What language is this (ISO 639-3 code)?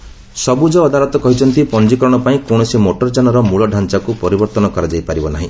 ori